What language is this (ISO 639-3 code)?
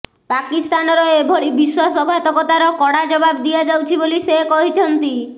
ori